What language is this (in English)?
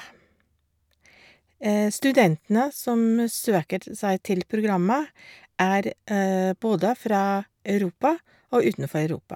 Norwegian